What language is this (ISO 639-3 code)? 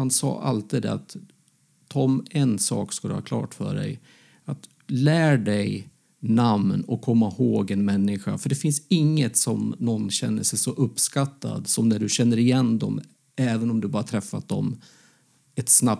swe